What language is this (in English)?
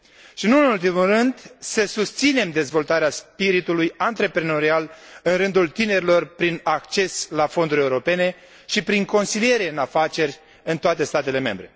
Romanian